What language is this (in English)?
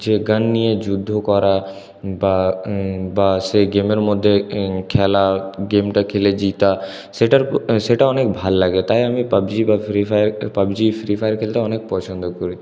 Bangla